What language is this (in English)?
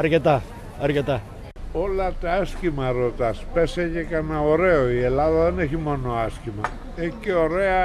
Greek